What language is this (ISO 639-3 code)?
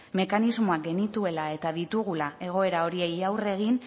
eus